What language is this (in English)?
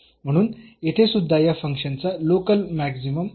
Marathi